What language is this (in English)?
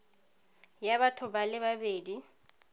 Tswana